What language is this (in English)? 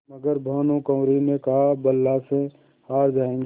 Hindi